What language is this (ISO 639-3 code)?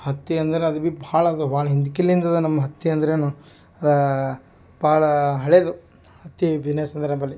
kan